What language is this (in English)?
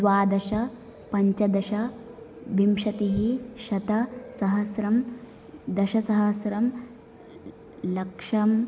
Sanskrit